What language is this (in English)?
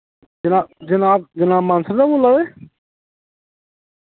Dogri